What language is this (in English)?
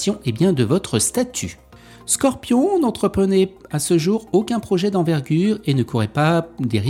French